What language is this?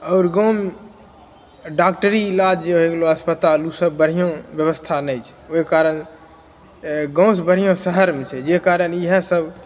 Maithili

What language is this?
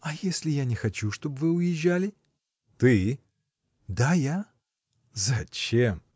Russian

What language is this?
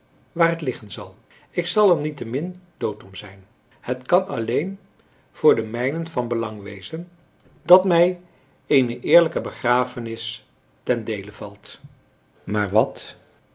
Dutch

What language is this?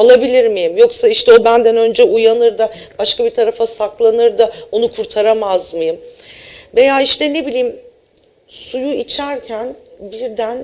Turkish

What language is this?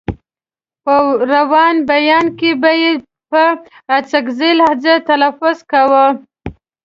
Pashto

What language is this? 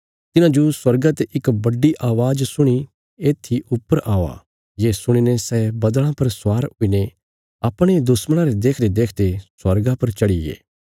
Bilaspuri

